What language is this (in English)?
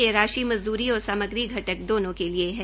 Hindi